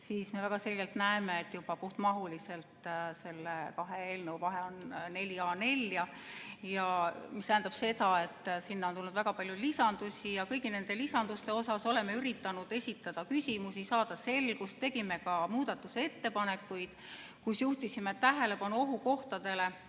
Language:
Estonian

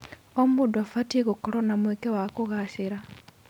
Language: Kikuyu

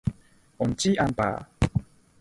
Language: Cantonese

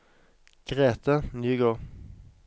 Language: Norwegian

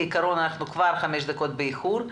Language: Hebrew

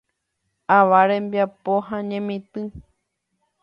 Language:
Guarani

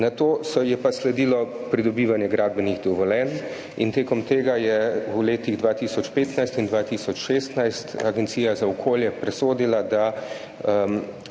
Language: Slovenian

